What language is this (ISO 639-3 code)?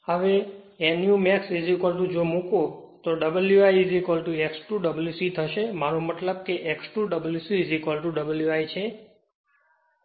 guj